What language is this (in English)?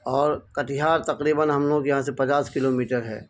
Urdu